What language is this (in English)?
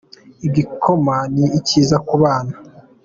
Kinyarwanda